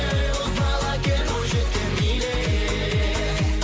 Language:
Kazakh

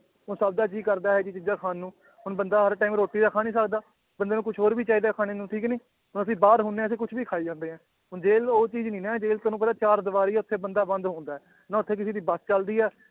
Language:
Punjabi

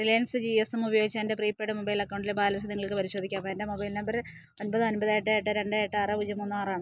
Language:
Malayalam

